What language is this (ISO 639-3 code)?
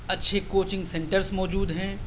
urd